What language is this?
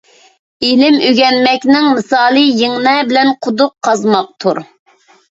Uyghur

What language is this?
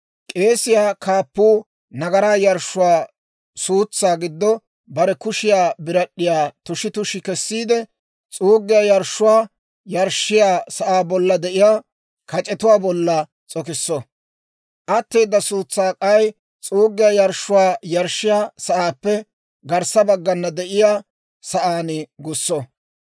Dawro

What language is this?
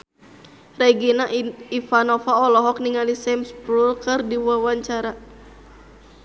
Sundanese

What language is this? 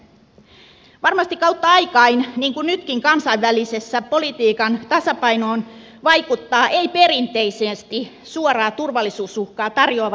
Finnish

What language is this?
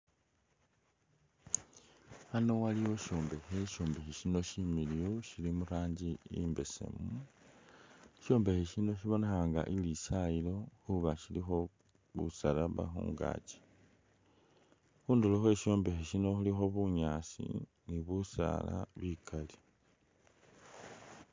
Masaaba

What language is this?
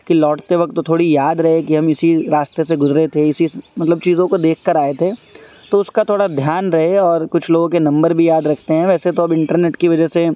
Urdu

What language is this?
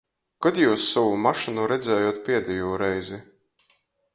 Latgalian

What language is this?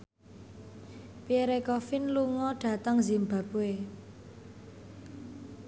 Javanese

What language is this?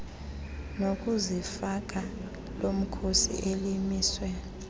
Xhosa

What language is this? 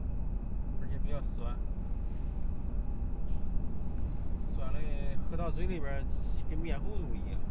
Chinese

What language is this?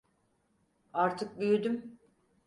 Turkish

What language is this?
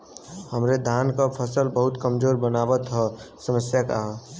Bhojpuri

